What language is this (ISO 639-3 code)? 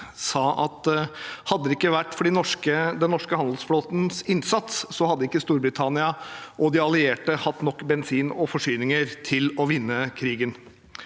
nor